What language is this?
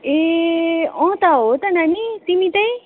Nepali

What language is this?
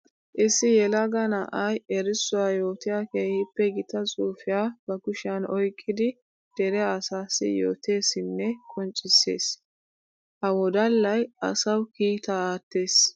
Wolaytta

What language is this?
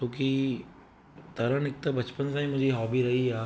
Sindhi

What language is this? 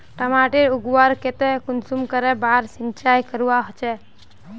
Magahi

